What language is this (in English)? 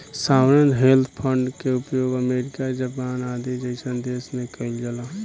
Bhojpuri